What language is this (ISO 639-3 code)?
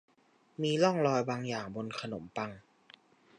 tha